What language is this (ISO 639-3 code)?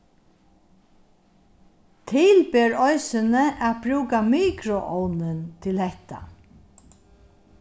fao